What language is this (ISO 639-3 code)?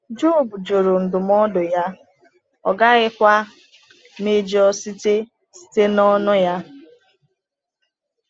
ibo